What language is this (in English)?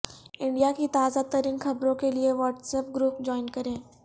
Urdu